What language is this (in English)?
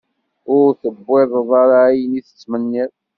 Kabyle